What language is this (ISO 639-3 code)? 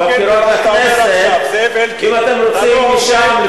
heb